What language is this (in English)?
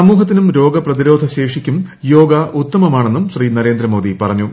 Malayalam